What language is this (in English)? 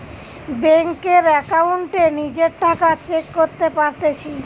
Bangla